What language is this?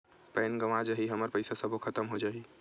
Chhattisgarhi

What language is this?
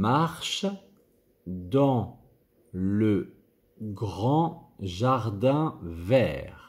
French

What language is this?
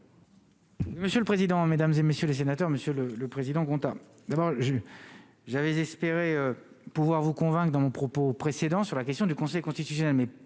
French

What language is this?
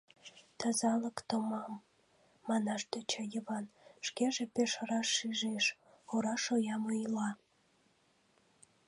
Mari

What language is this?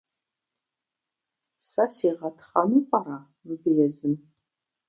Kabardian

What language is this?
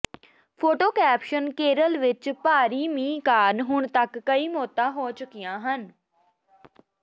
Punjabi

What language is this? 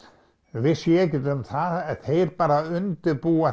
Icelandic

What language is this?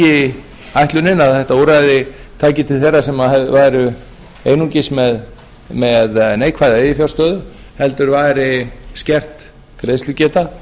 Icelandic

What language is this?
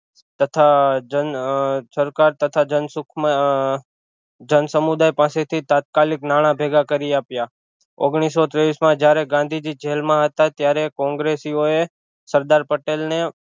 Gujarati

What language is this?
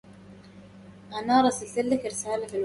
Arabic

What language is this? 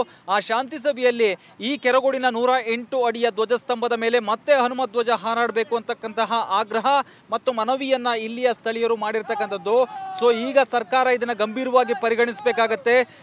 Kannada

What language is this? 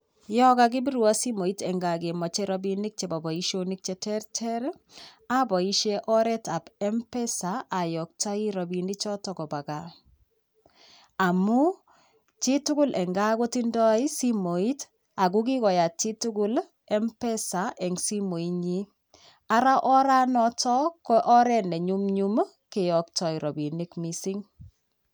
Kalenjin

